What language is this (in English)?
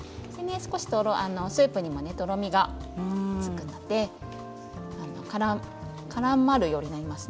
Japanese